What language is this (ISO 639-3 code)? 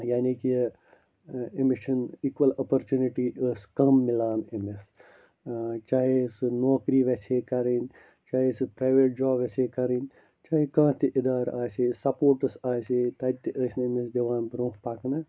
kas